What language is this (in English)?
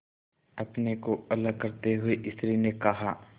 Hindi